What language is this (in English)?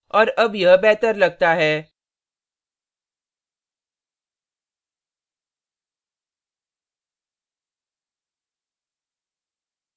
Hindi